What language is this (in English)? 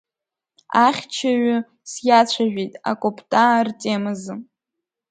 Abkhazian